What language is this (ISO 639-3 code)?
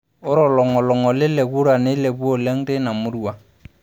mas